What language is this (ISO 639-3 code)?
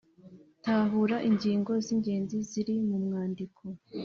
kin